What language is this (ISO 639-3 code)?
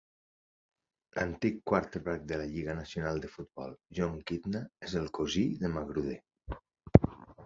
cat